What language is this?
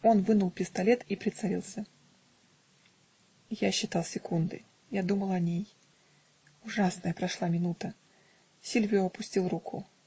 Russian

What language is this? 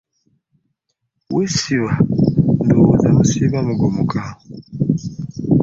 Ganda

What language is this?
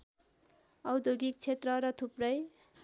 Nepali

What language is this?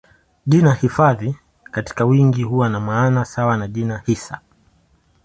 Swahili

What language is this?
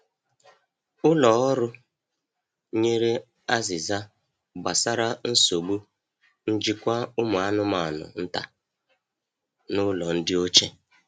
Igbo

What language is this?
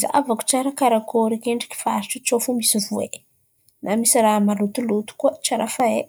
Antankarana Malagasy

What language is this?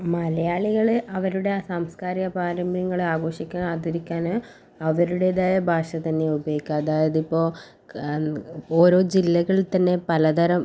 Malayalam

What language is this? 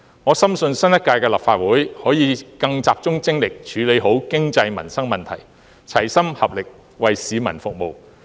Cantonese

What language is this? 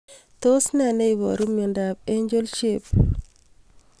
Kalenjin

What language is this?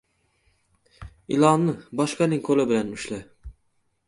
Uzbek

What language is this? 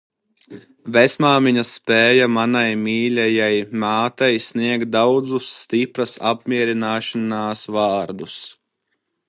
Latvian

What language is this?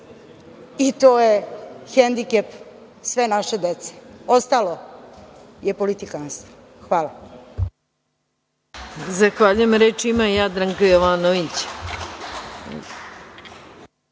Serbian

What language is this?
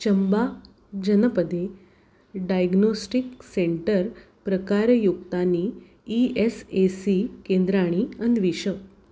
Sanskrit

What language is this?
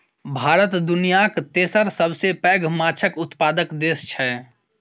Maithili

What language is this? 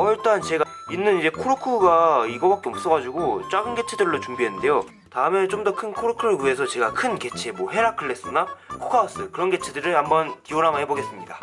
Korean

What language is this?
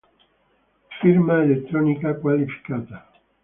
Italian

